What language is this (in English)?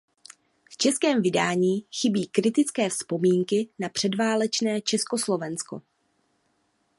Czech